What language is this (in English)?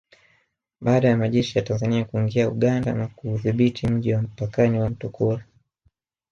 Swahili